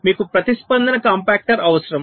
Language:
Telugu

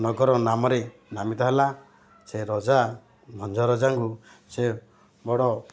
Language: Odia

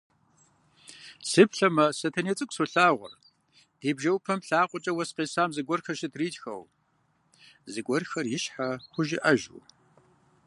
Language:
Kabardian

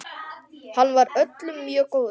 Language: Icelandic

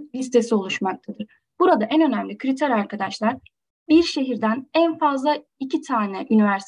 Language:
Turkish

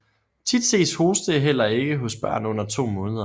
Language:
Danish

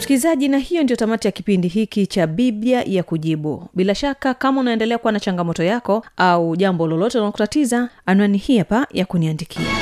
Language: Swahili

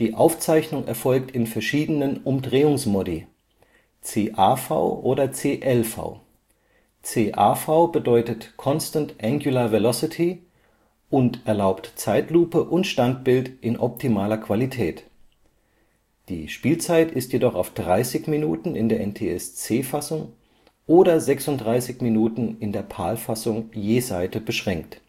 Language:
German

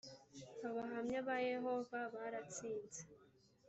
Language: Kinyarwanda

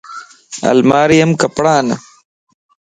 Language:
Lasi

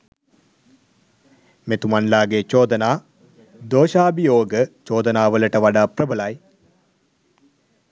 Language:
Sinhala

